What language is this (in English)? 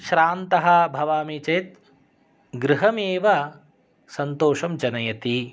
Sanskrit